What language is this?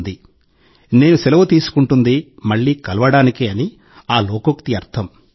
Telugu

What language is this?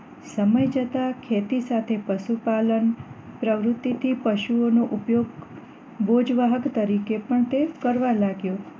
Gujarati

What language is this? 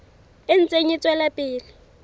Southern Sotho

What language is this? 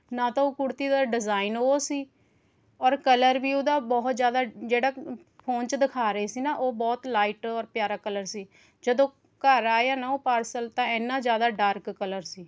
Punjabi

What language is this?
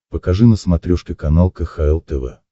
Russian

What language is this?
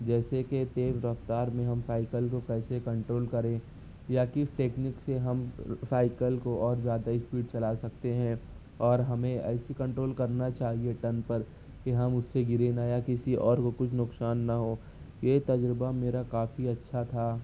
Urdu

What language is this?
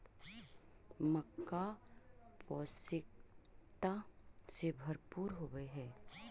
Magahi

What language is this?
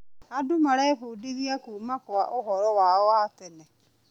Kikuyu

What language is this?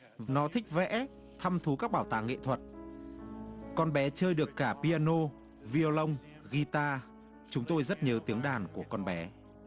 Vietnamese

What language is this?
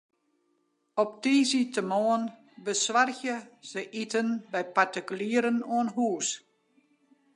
Western Frisian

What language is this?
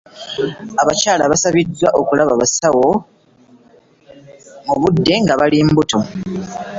Ganda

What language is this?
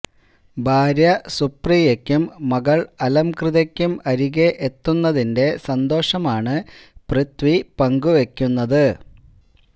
Malayalam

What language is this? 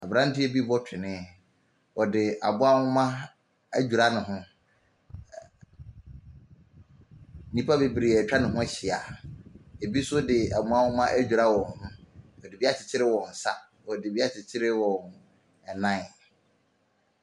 Akan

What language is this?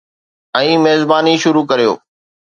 Sindhi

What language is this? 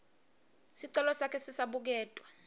Swati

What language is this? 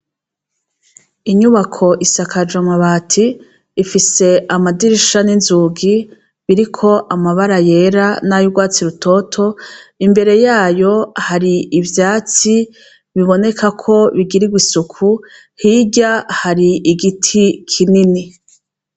Rundi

